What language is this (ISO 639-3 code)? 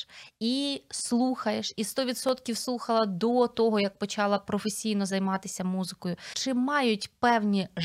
ukr